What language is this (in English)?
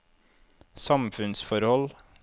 Norwegian